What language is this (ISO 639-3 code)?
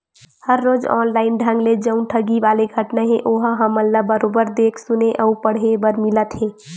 hne